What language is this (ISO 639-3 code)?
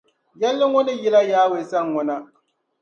dag